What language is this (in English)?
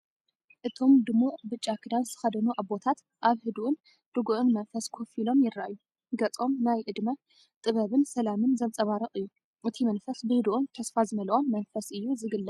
Tigrinya